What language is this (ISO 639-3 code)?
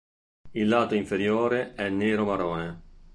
ita